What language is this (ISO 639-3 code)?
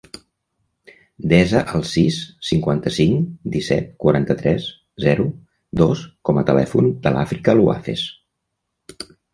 cat